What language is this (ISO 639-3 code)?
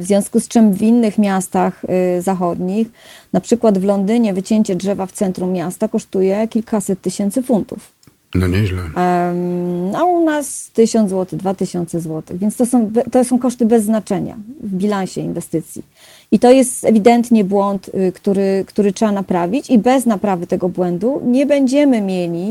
pol